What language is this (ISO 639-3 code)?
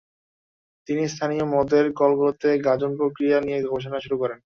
ben